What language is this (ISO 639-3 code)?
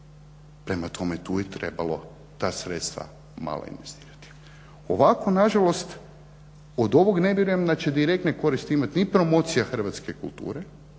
hrv